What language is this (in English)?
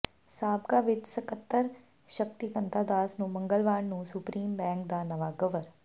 Punjabi